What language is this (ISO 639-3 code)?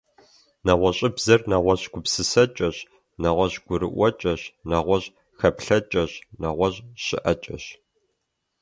kbd